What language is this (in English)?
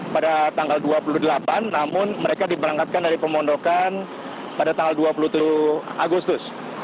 Indonesian